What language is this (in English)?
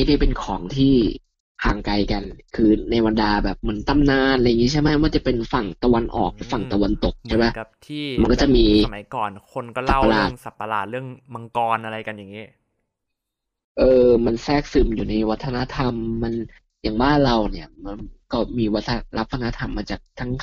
Thai